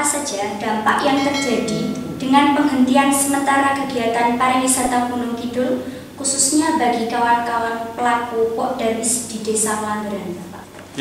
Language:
Indonesian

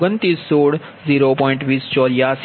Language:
Gujarati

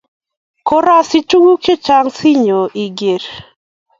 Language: Kalenjin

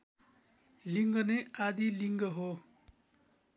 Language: Nepali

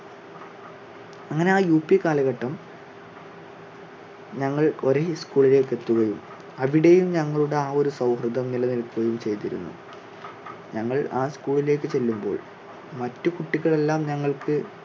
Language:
Malayalam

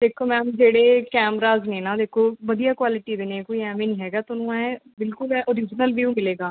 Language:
Punjabi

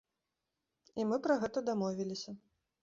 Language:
Belarusian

